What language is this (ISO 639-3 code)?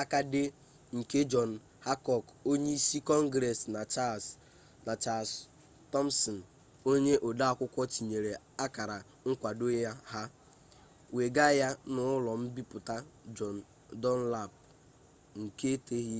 ibo